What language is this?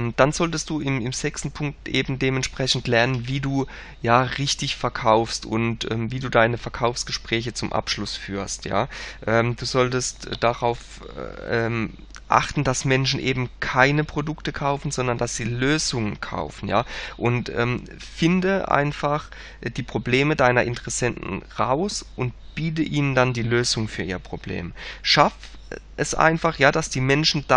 German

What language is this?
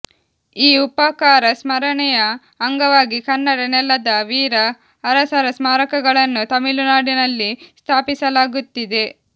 Kannada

